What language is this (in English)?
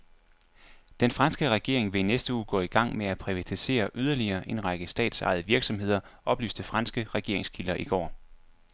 Danish